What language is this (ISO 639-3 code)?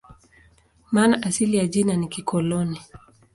swa